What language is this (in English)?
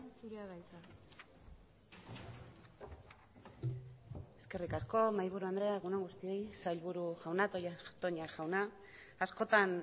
Basque